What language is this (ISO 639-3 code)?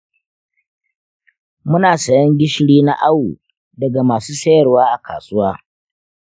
hau